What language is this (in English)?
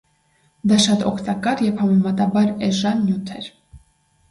Armenian